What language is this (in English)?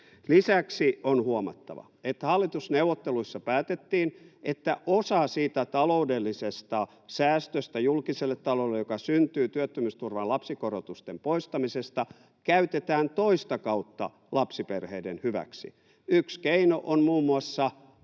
Finnish